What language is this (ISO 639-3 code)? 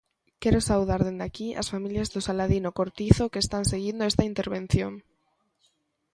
glg